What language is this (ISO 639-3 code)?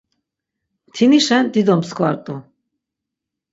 lzz